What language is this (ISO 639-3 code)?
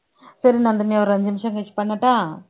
tam